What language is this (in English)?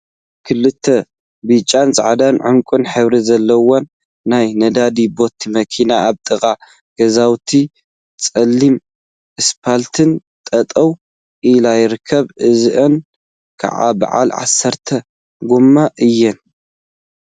Tigrinya